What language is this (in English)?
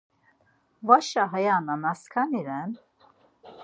Laz